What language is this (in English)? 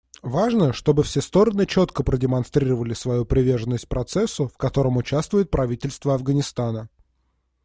Russian